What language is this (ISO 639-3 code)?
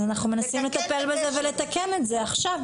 heb